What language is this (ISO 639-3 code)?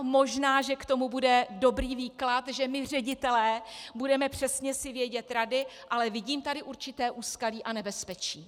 ces